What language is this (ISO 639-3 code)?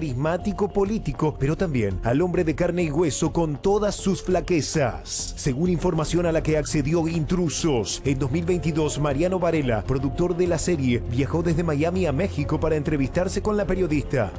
spa